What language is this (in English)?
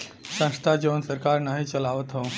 Bhojpuri